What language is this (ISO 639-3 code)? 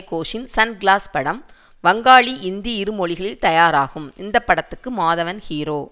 tam